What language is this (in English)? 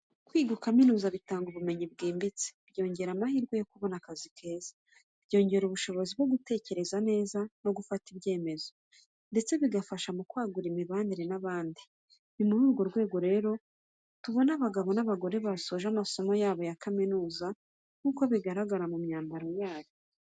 Kinyarwanda